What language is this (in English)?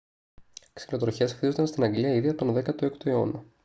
Greek